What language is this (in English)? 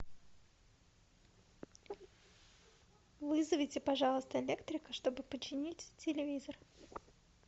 Russian